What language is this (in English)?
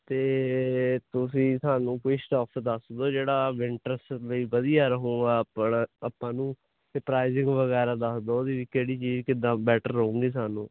Punjabi